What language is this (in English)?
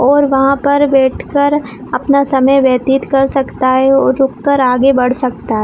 Hindi